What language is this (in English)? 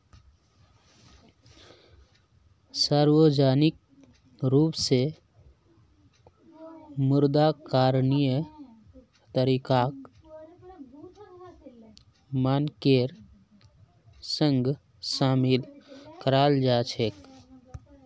Magahi